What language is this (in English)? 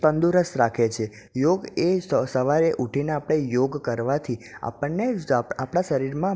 Gujarati